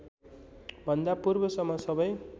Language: Nepali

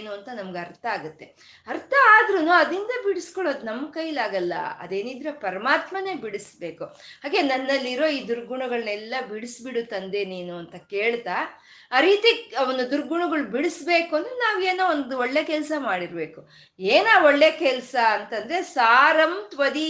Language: Kannada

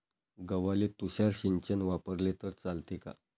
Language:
Marathi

